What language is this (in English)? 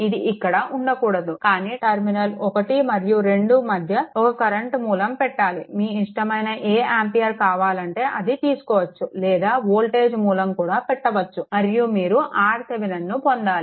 Telugu